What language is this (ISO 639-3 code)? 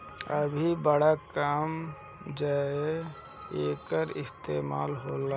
bho